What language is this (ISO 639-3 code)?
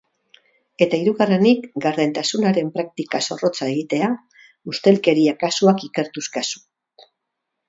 eus